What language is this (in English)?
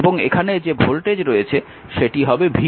Bangla